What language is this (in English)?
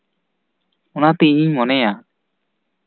Santali